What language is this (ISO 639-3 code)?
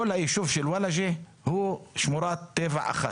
heb